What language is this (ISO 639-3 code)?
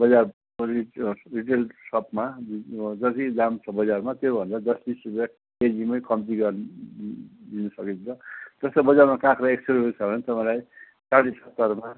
nep